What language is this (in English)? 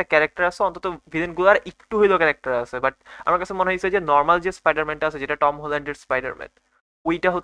Bangla